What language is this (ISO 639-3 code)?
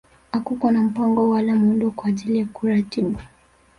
swa